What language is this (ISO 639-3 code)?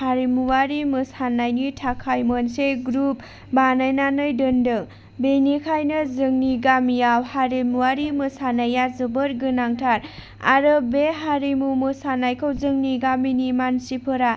brx